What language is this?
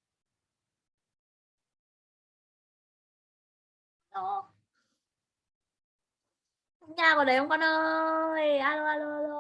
Vietnamese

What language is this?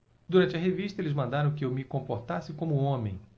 Portuguese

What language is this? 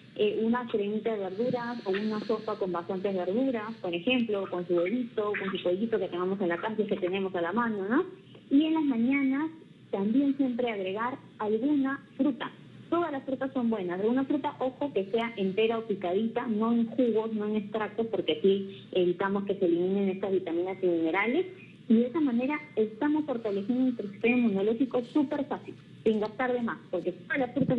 Spanish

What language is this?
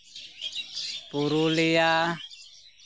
Santali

